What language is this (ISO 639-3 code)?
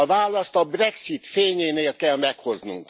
hun